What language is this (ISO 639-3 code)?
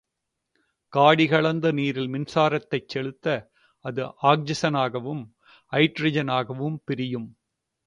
tam